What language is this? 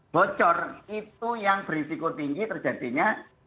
Indonesian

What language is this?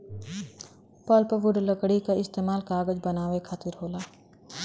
Bhojpuri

